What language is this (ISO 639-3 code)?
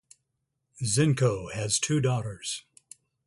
eng